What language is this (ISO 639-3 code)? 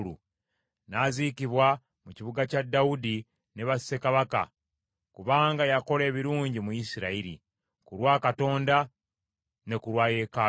lug